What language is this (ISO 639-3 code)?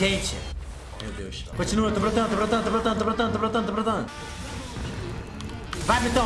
por